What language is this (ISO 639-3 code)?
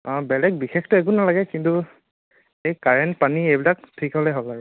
asm